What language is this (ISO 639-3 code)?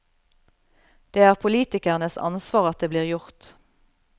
nor